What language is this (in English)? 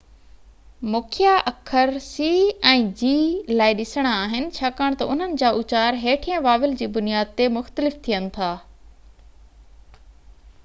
Sindhi